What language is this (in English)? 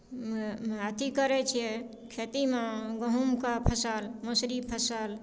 Maithili